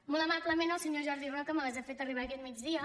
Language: Catalan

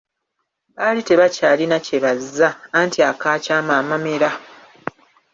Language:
Ganda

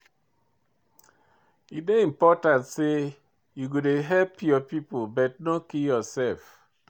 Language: Nigerian Pidgin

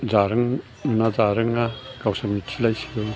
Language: Bodo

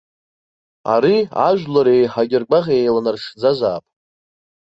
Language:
Abkhazian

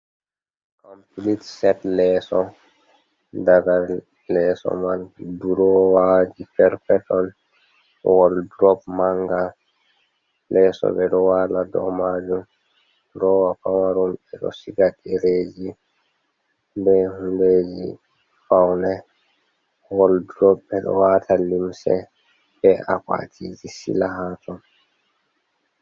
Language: Fula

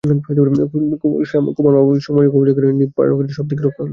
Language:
Bangla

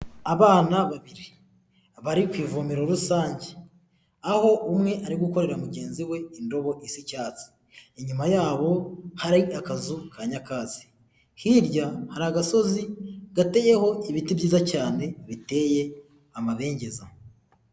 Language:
Kinyarwanda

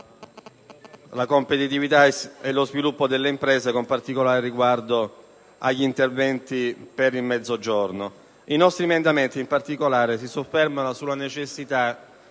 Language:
Italian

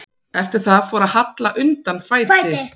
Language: Icelandic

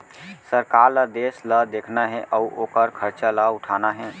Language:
Chhattisgarhi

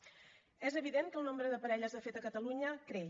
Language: Catalan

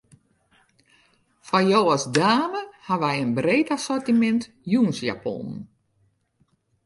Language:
Western Frisian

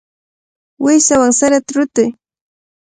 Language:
Cajatambo North Lima Quechua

